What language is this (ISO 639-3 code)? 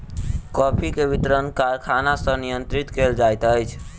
mai